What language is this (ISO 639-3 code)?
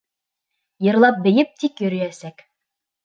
bak